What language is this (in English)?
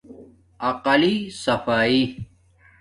Domaaki